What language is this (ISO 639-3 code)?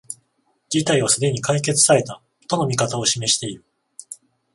jpn